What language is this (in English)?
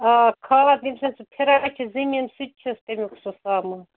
Kashmiri